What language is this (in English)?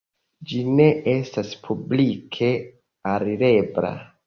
Esperanto